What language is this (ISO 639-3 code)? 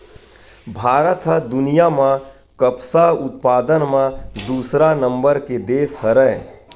hne